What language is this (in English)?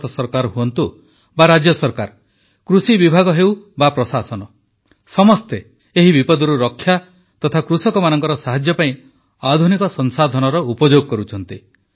Odia